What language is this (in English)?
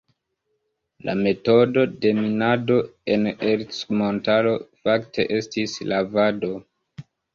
Esperanto